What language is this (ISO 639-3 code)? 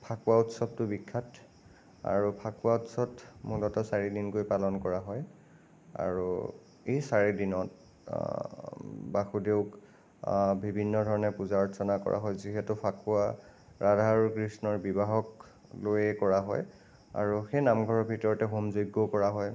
asm